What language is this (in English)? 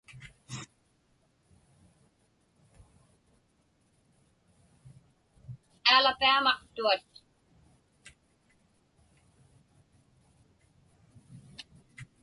Inupiaq